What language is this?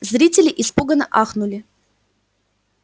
Russian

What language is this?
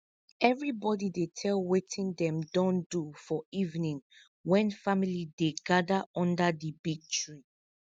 Nigerian Pidgin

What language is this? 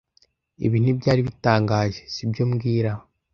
Kinyarwanda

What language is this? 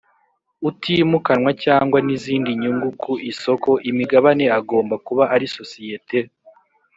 Kinyarwanda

